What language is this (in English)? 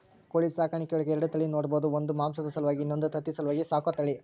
Kannada